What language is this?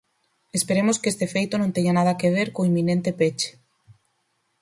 Galician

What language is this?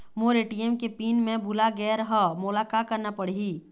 Chhattisgarhi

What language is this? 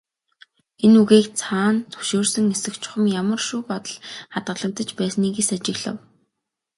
Mongolian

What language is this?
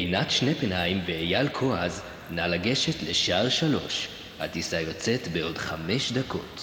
Hebrew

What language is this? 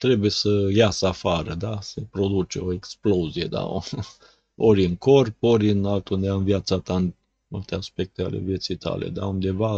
Romanian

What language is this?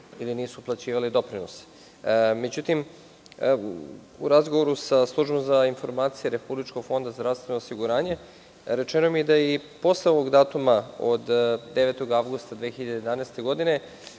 Serbian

